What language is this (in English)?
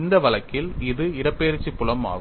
Tamil